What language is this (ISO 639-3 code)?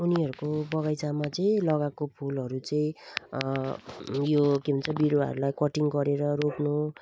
nep